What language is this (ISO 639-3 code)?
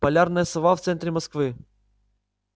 rus